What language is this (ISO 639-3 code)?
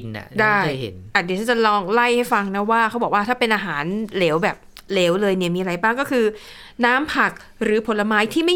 tha